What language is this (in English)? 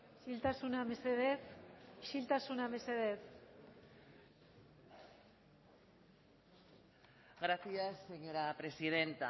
Basque